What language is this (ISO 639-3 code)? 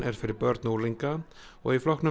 isl